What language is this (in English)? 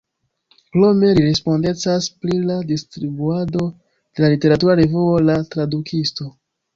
Esperanto